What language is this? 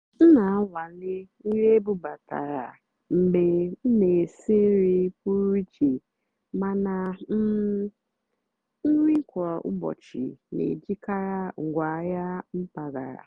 Igbo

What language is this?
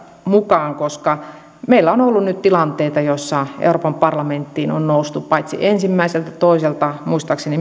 Finnish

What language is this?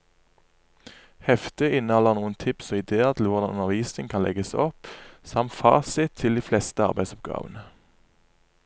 Norwegian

